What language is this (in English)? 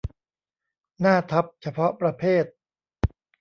Thai